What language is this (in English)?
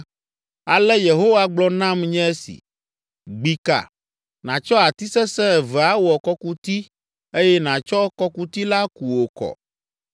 Ewe